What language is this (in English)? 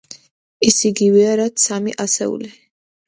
Georgian